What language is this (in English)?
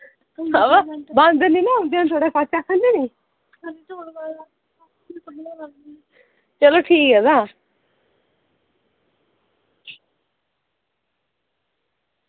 Dogri